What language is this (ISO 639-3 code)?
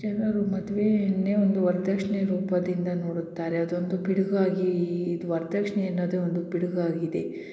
kan